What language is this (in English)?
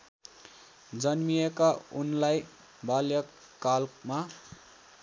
Nepali